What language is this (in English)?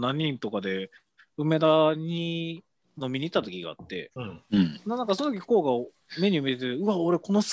Japanese